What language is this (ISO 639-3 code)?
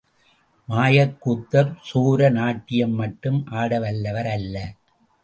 tam